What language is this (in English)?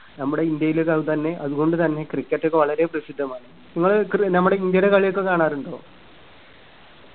Malayalam